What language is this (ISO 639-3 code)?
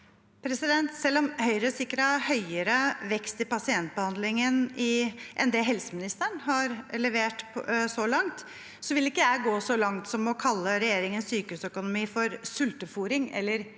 nor